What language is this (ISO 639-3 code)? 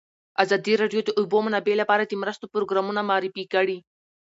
pus